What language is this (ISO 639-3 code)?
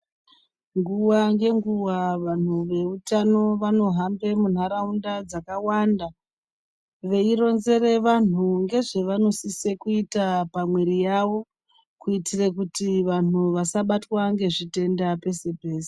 ndc